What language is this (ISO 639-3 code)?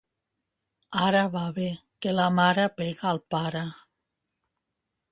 cat